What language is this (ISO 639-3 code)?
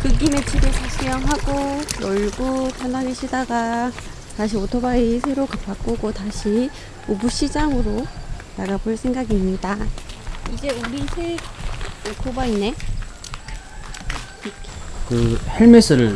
kor